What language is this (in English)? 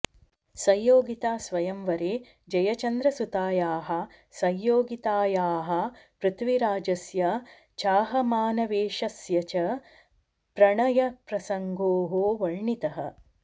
Sanskrit